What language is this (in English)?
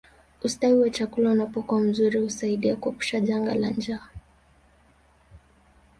Swahili